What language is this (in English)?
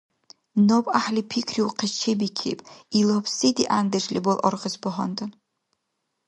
Dargwa